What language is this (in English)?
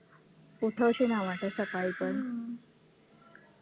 Marathi